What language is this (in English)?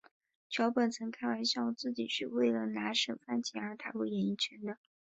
Chinese